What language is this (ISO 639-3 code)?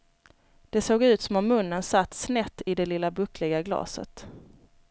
swe